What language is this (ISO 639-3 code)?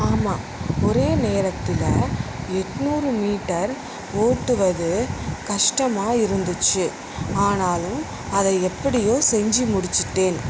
tam